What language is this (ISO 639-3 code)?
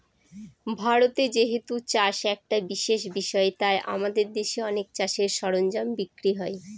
ben